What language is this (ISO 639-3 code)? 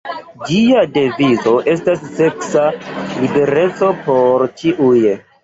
epo